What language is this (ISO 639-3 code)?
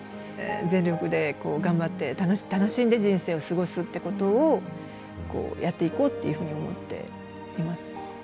jpn